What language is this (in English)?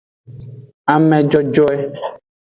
Aja (Benin)